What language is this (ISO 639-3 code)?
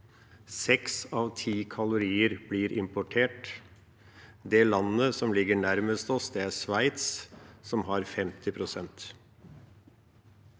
nor